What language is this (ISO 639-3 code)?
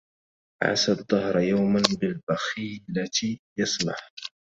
ara